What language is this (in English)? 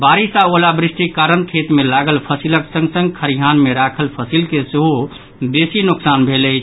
Maithili